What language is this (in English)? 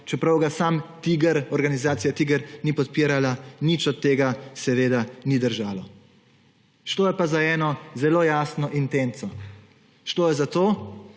Slovenian